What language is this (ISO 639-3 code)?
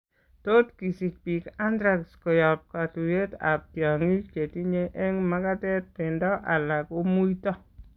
kln